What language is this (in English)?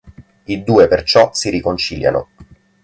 Italian